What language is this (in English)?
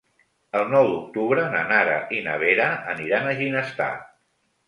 Catalan